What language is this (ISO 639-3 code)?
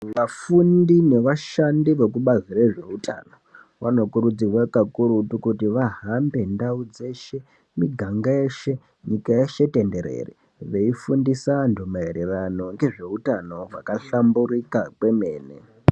ndc